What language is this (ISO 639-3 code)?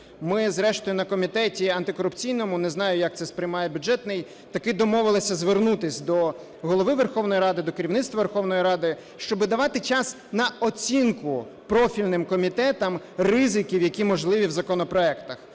ukr